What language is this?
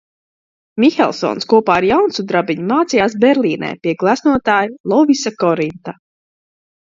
Latvian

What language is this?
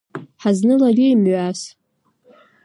Abkhazian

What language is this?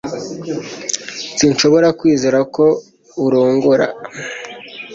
Kinyarwanda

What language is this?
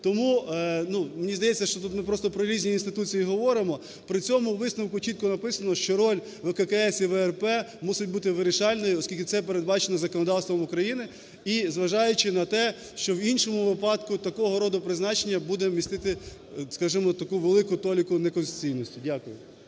Ukrainian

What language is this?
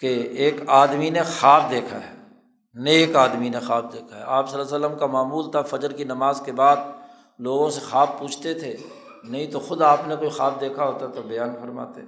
Urdu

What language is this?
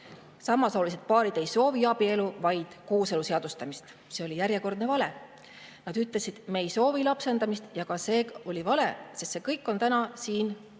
Estonian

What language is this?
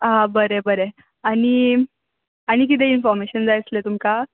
Konkani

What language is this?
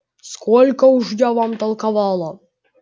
Russian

